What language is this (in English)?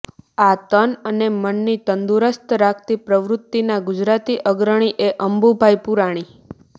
Gujarati